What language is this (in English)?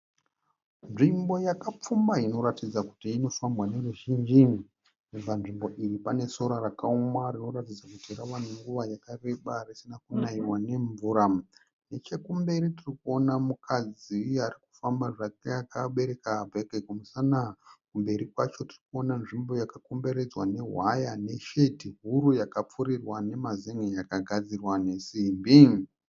Shona